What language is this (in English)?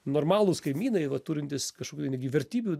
Lithuanian